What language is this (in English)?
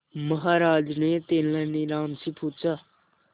Hindi